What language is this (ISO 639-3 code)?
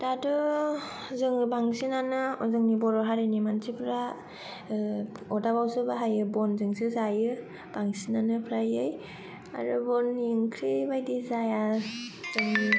brx